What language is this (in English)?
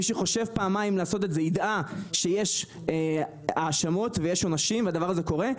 Hebrew